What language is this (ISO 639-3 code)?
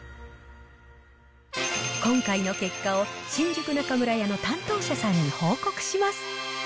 jpn